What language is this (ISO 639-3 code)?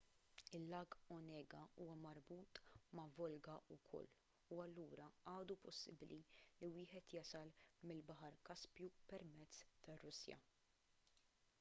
mlt